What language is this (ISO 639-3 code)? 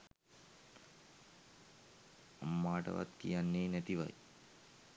sin